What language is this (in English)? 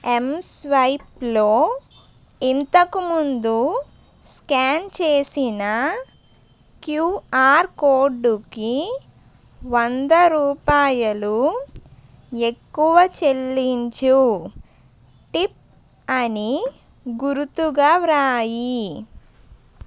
Telugu